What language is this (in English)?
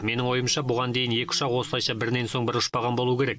Kazakh